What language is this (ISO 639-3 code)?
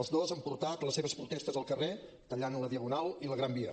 cat